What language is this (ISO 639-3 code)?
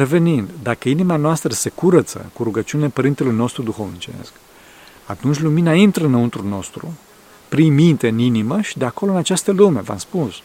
ron